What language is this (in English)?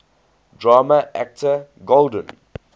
English